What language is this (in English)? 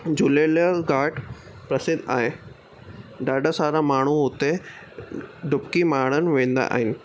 Sindhi